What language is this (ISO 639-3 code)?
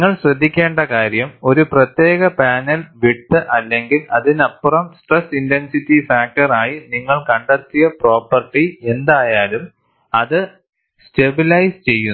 mal